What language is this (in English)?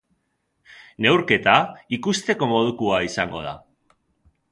Basque